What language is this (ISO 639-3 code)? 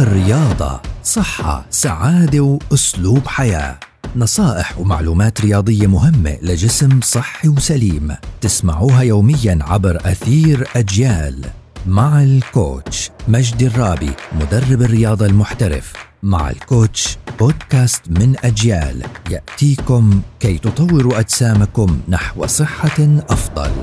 ara